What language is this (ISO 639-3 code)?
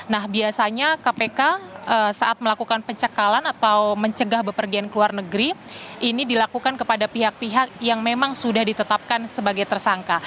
ind